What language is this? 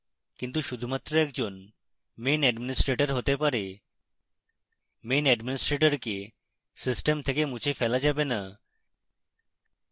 Bangla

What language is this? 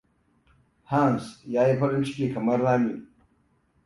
Hausa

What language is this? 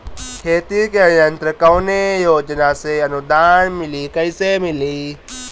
Bhojpuri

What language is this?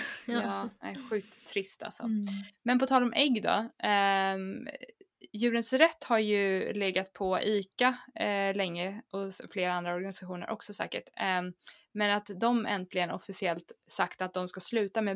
Swedish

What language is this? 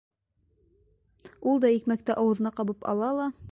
Bashkir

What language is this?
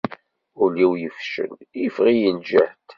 Kabyle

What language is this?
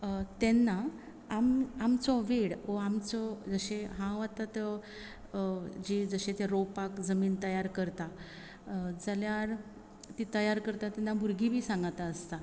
Konkani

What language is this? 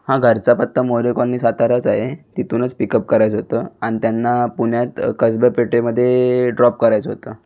Marathi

